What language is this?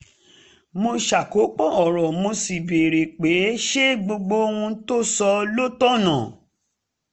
Yoruba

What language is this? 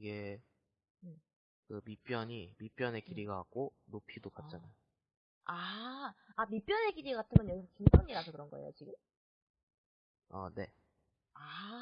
Korean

